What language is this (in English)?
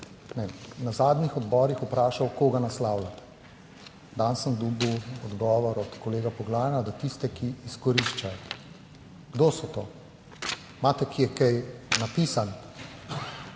Slovenian